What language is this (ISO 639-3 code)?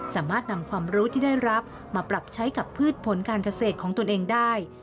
tha